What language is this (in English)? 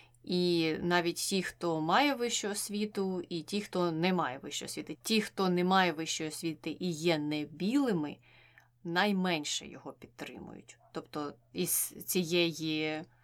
Ukrainian